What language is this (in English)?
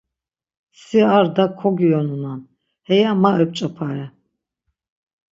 Laz